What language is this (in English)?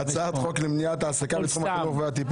Hebrew